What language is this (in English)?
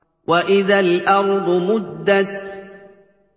Arabic